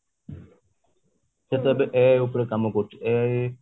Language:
Odia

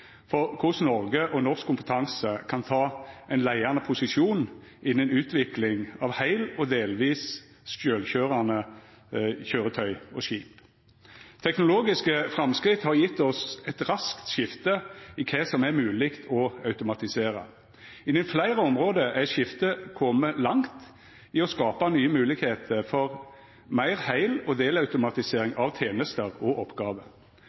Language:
Norwegian Nynorsk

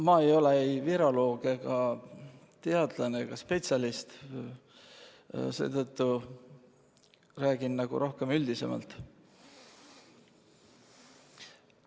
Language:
Estonian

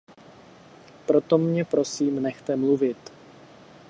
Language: Czech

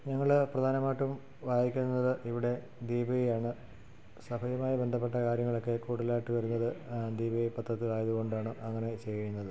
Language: Malayalam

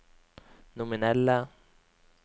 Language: Norwegian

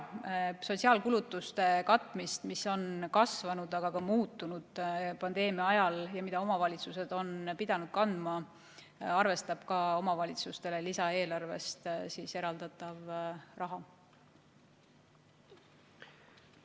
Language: Estonian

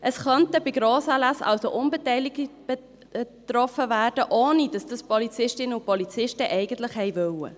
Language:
Swiss German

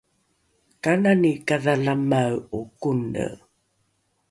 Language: Rukai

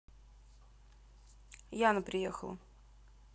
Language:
Russian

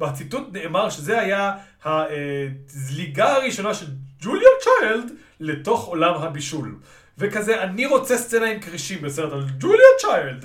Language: Hebrew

